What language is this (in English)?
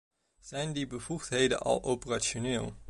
Dutch